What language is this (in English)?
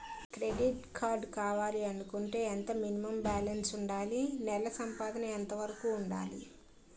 Telugu